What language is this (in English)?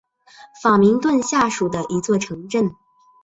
Chinese